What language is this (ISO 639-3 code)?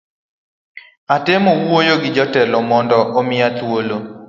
luo